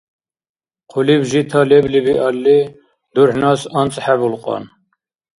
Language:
Dargwa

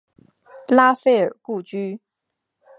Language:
Chinese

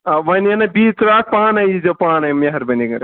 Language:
Kashmiri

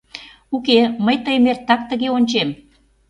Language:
Mari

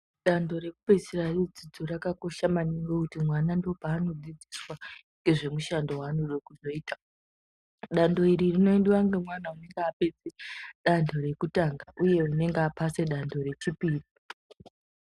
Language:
Ndau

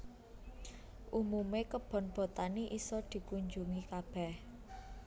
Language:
Javanese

